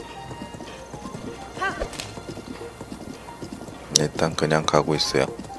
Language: Korean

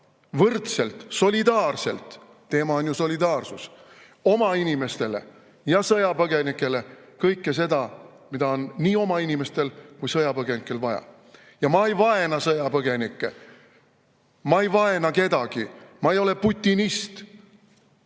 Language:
Estonian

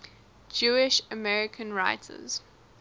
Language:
English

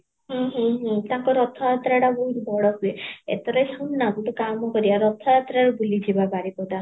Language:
Odia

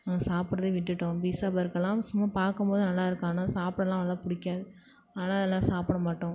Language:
Tamil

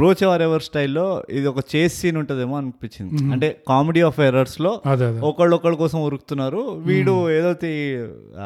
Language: Telugu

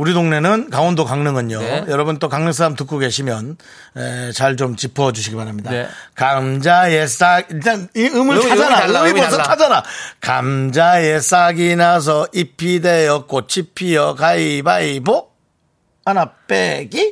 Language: Korean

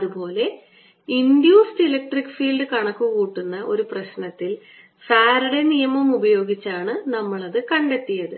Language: Malayalam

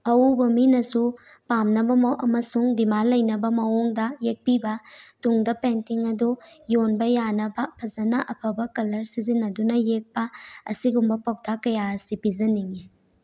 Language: Manipuri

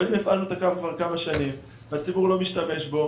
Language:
Hebrew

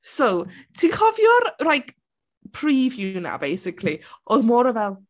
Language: Welsh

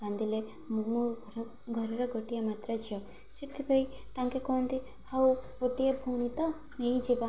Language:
Odia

